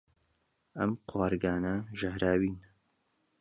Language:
Central Kurdish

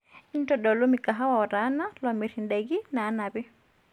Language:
Masai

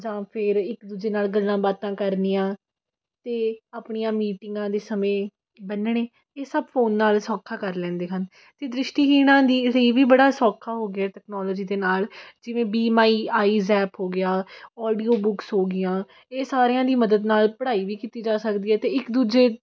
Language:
Punjabi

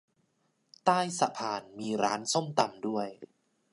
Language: Thai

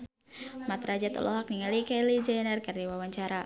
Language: Sundanese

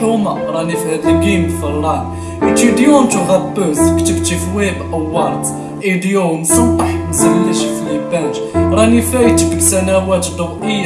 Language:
Afrikaans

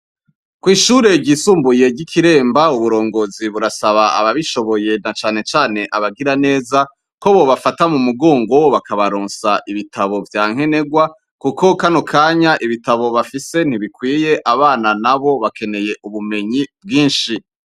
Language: Rundi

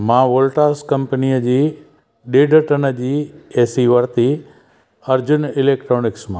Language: Sindhi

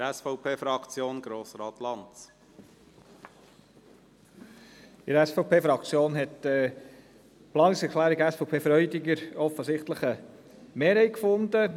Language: Swiss German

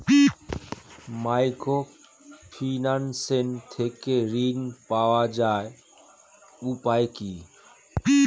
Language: Bangla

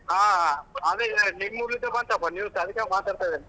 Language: Kannada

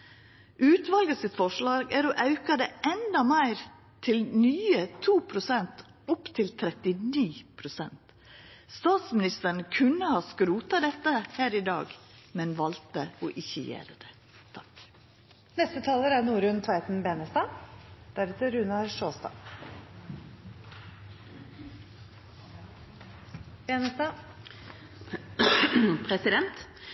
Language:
Norwegian Nynorsk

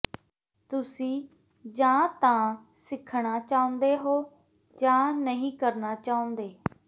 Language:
Punjabi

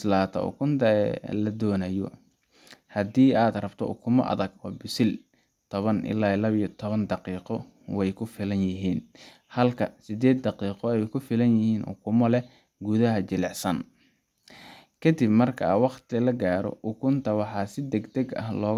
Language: Somali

